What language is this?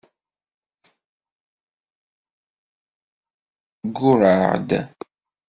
Kabyle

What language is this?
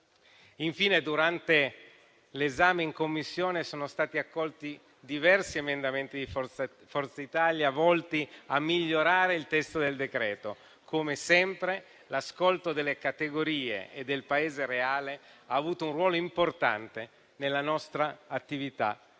Italian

